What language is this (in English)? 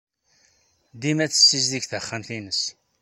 Kabyle